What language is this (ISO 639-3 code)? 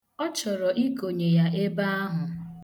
ibo